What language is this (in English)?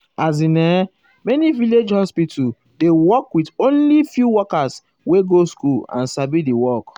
Nigerian Pidgin